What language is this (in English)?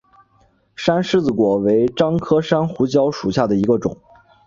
Chinese